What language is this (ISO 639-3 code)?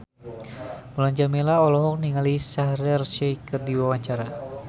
sun